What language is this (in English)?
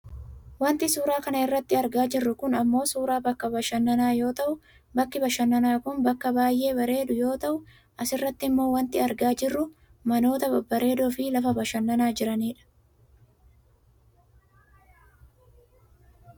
Oromo